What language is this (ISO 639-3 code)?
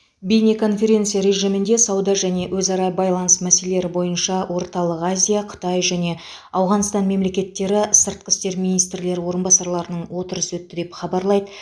kaz